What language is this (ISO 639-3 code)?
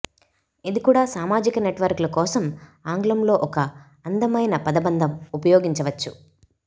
tel